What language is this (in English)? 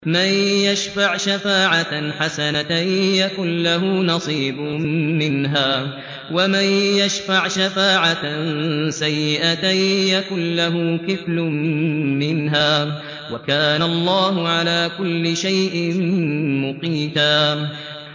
Arabic